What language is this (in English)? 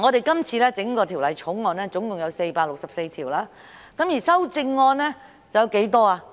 Cantonese